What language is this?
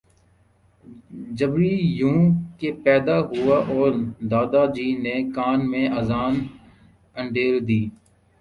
Urdu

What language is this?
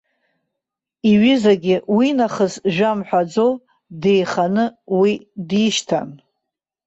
Abkhazian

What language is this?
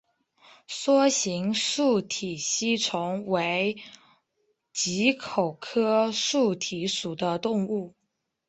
Chinese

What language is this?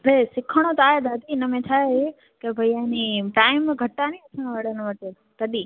Sindhi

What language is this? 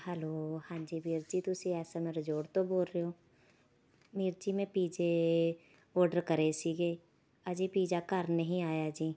Punjabi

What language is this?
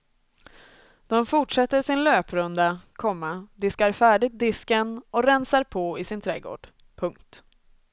Swedish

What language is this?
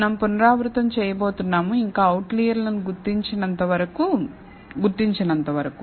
Telugu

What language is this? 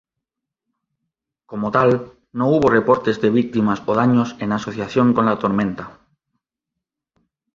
Spanish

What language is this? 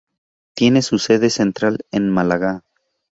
Spanish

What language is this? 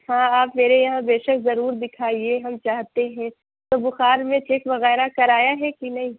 Urdu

